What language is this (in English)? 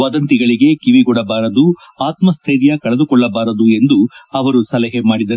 Kannada